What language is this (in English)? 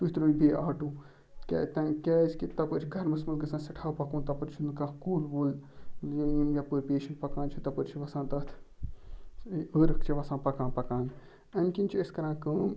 Kashmiri